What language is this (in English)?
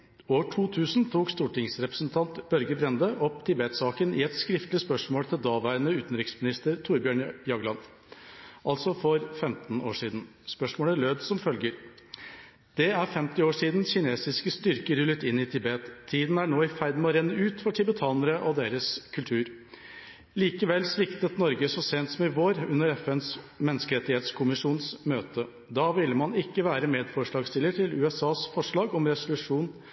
Norwegian Bokmål